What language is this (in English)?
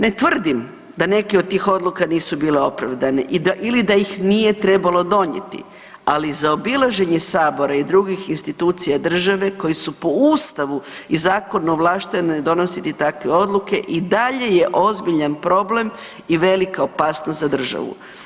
Croatian